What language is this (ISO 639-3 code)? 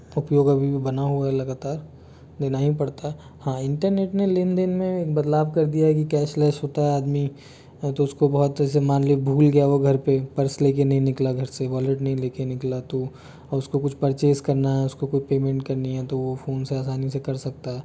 hin